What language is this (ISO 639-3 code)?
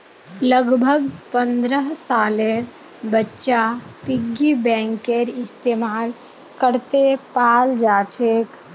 mag